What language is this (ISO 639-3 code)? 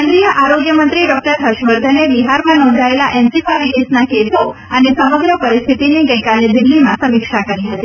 guj